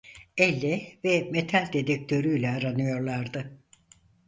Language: Turkish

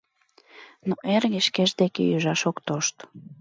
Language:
Mari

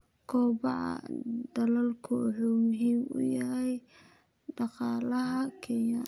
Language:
Somali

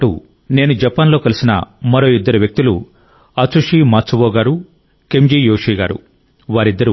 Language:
Telugu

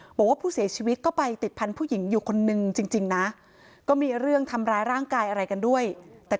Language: Thai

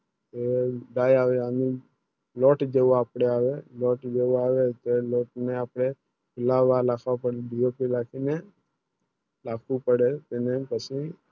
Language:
Gujarati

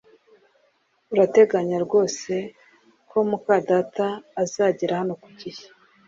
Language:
Kinyarwanda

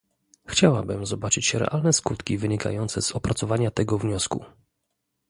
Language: Polish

